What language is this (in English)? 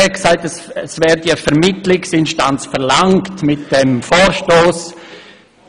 Swiss German